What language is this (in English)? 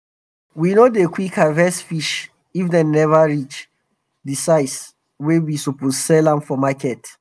Nigerian Pidgin